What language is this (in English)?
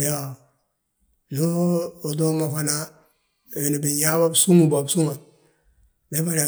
Balanta-Ganja